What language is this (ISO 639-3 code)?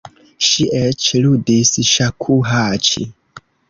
epo